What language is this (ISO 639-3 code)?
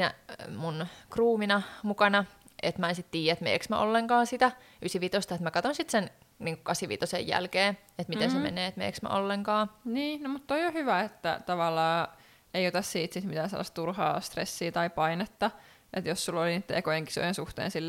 fin